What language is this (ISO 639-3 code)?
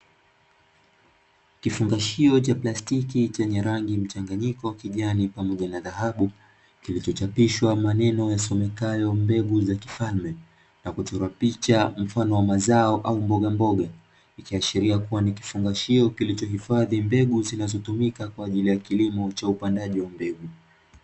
swa